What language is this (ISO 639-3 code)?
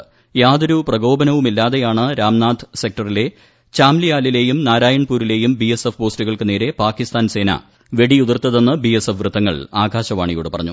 mal